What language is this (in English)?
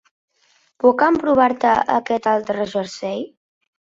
Catalan